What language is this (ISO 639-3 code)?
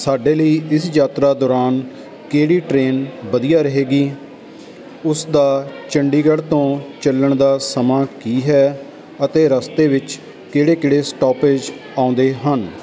pan